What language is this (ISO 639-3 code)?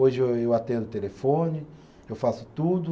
por